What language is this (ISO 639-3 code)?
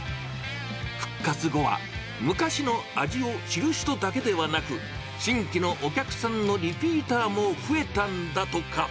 jpn